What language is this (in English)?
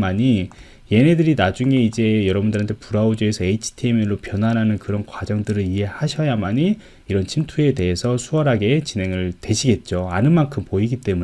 Korean